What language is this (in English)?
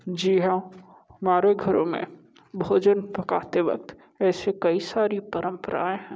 Hindi